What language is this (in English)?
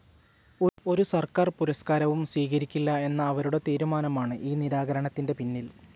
Malayalam